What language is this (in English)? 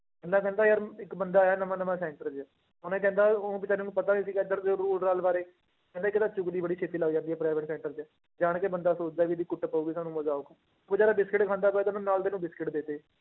Punjabi